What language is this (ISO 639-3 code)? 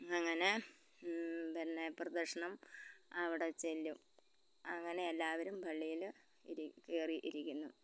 mal